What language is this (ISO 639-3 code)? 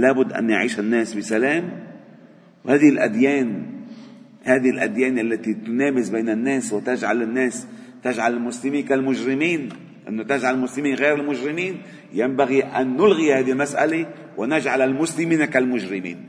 ara